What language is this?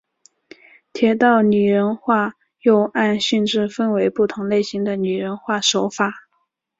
Chinese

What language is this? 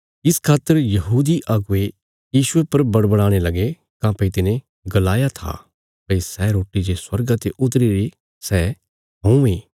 Bilaspuri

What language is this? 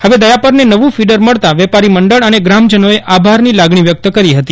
Gujarati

